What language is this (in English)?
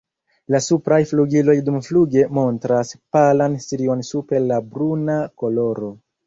Esperanto